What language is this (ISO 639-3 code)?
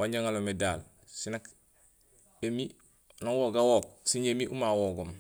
gsl